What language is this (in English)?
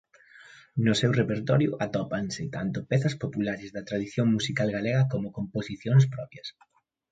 Galician